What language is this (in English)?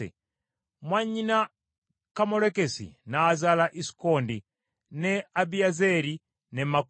Ganda